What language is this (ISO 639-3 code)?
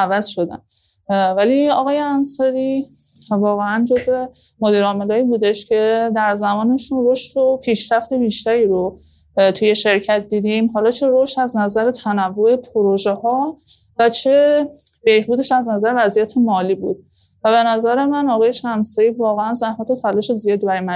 fas